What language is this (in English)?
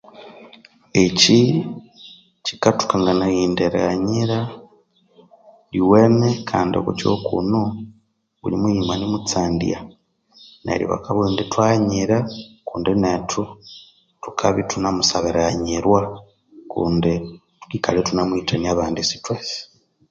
Konzo